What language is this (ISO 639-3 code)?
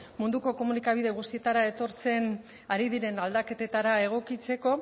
eus